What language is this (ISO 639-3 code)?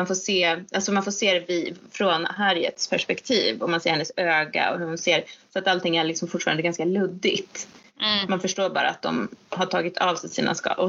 swe